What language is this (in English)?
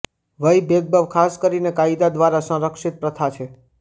Gujarati